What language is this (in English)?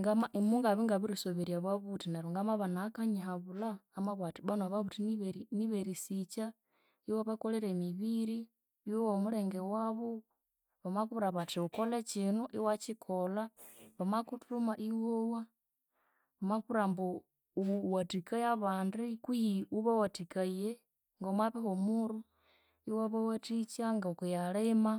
Konzo